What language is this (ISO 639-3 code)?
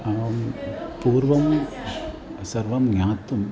san